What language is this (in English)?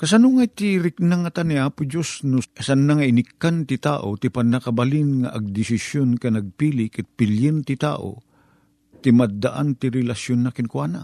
Filipino